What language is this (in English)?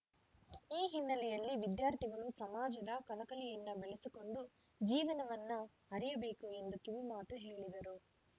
Kannada